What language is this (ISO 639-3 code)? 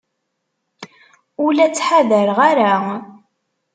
kab